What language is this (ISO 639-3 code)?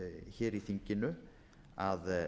isl